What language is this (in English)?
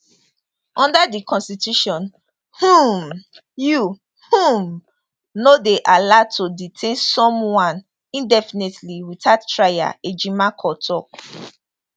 Nigerian Pidgin